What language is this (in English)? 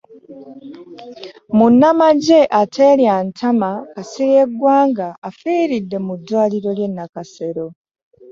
Ganda